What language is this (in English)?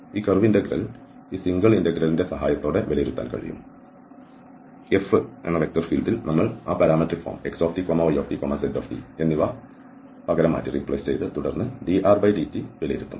Malayalam